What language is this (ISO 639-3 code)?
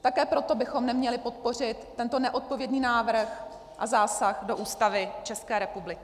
ces